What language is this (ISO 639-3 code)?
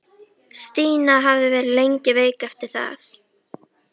isl